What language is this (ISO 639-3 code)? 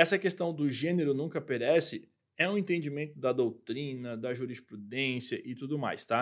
por